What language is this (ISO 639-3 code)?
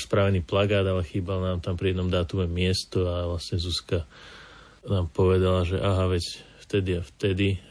slk